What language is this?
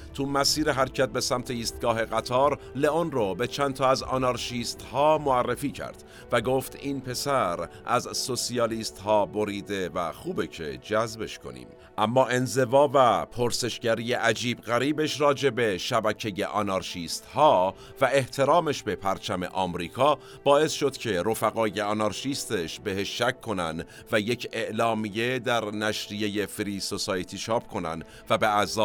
Persian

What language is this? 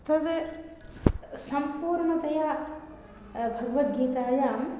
Sanskrit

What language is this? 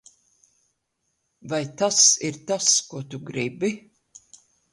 Latvian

